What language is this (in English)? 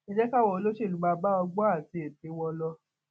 Yoruba